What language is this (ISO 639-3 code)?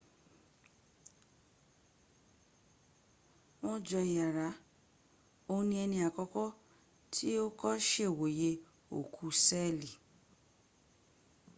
yor